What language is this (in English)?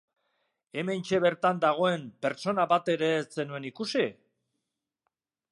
Basque